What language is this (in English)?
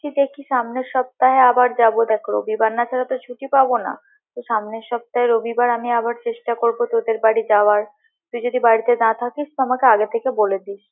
Bangla